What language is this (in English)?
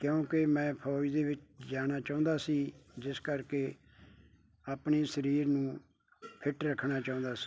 Punjabi